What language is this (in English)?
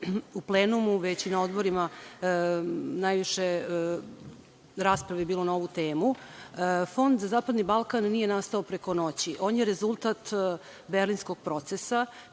Serbian